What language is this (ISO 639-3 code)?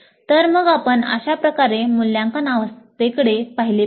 mar